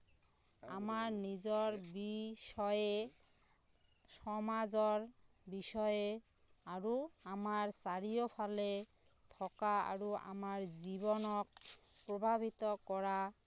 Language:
Assamese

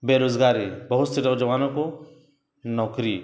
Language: Urdu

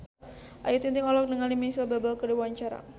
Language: Sundanese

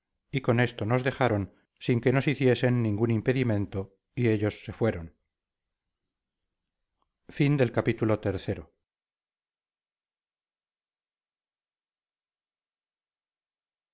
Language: Spanish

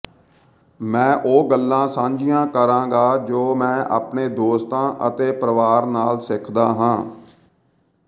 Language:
Punjabi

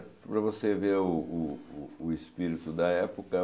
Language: Portuguese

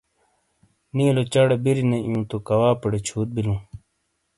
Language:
Shina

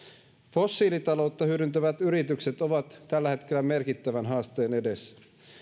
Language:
Finnish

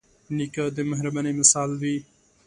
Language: Pashto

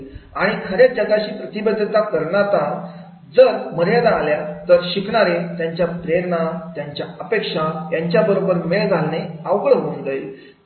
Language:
Marathi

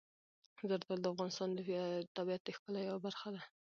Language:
Pashto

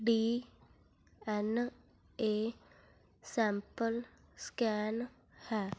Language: Punjabi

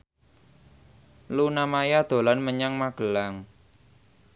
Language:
Javanese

